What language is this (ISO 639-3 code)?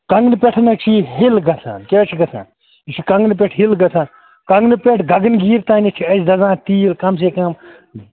kas